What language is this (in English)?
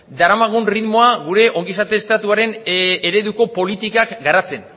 Basque